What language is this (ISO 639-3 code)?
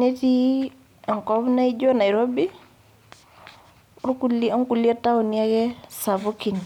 mas